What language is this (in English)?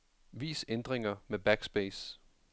Danish